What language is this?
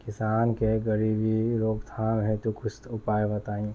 Bhojpuri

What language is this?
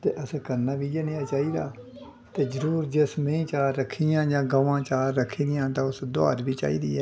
Dogri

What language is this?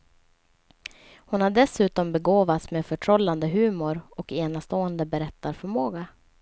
Swedish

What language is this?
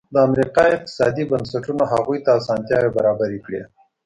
Pashto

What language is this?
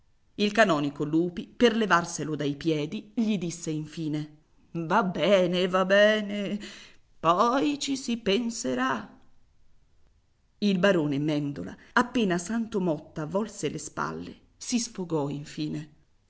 Italian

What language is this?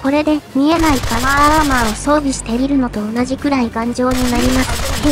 Japanese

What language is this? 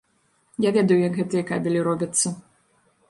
Belarusian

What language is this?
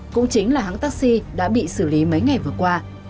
Vietnamese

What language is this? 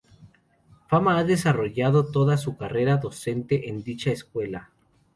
Spanish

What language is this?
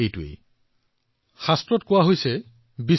Assamese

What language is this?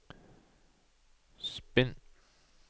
Norwegian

